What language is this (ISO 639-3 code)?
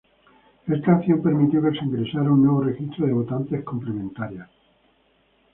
spa